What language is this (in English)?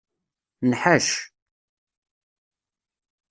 Kabyle